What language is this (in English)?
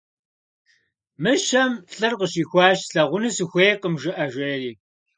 Kabardian